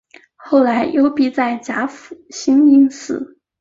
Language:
Chinese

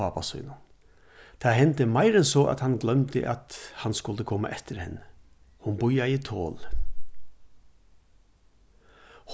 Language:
Faroese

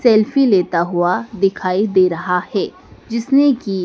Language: Hindi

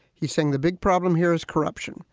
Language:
English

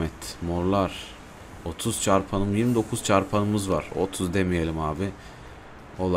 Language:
Turkish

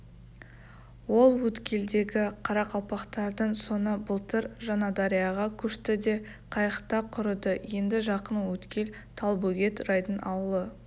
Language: Kazakh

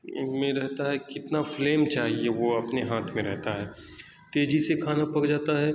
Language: Urdu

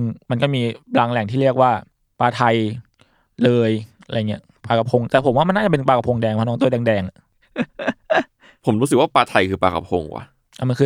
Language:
Thai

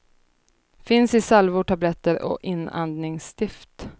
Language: Swedish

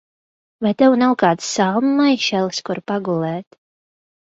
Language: Latvian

